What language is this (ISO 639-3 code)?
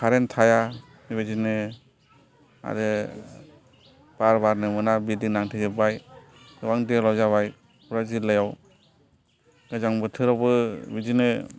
brx